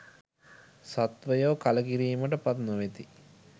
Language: Sinhala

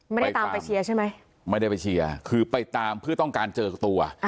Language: Thai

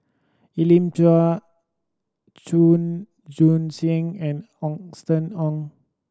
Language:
English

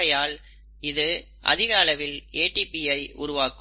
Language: Tamil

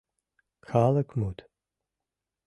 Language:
Mari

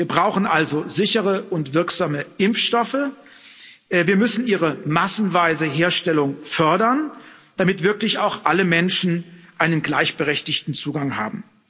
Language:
German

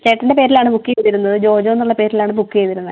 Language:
Malayalam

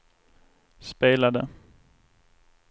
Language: Swedish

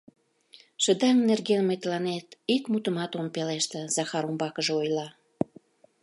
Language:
Mari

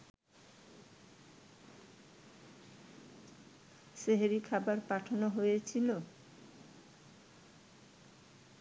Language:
Bangla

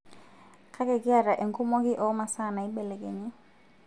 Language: Masai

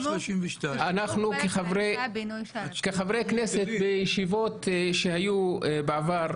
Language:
Hebrew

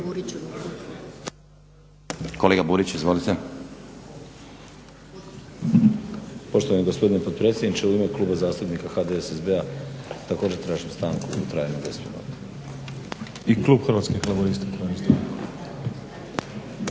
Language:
Croatian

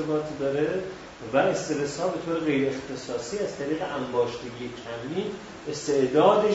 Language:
Persian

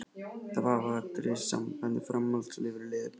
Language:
Icelandic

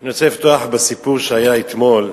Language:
Hebrew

